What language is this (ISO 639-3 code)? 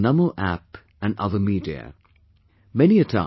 eng